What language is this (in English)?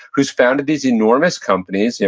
English